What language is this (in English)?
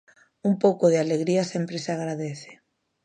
Galician